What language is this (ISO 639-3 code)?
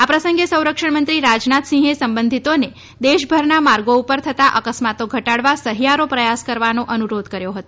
guj